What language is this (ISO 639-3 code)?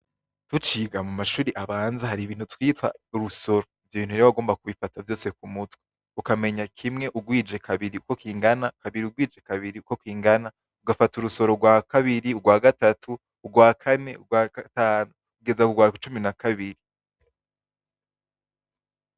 run